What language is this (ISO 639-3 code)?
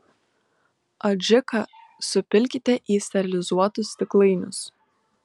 lit